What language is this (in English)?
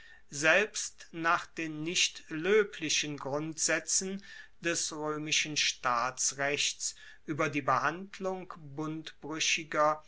German